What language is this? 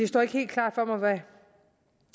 Danish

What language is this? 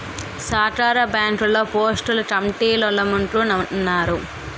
Telugu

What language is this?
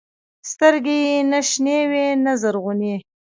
Pashto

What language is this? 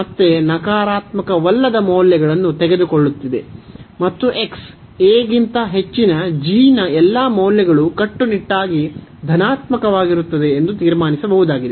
Kannada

